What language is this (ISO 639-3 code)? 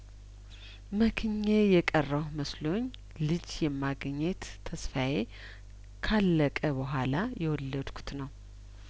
amh